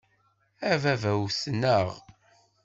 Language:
Kabyle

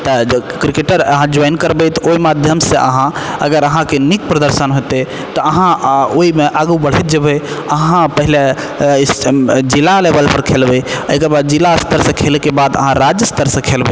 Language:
Maithili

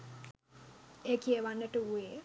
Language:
Sinhala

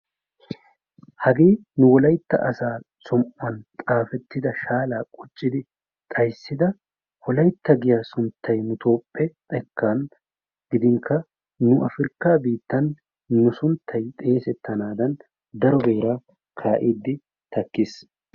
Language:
Wolaytta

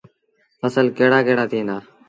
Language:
Sindhi Bhil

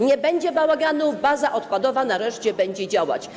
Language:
Polish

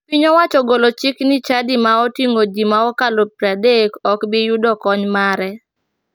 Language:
Luo (Kenya and Tanzania)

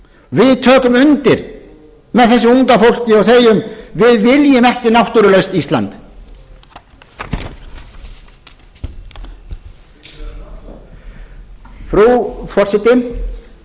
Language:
Icelandic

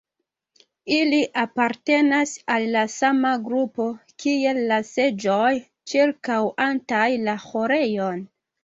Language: Esperanto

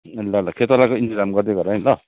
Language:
Nepali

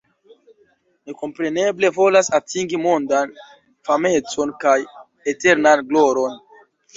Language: Esperanto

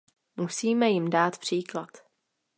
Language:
Czech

